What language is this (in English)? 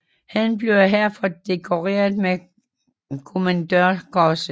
Danish